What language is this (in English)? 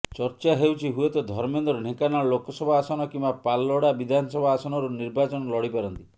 Odia